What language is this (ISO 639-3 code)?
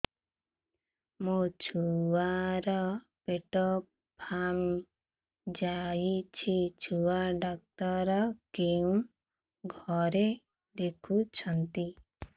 ori